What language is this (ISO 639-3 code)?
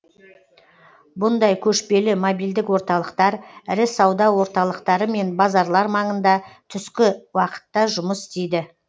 kaz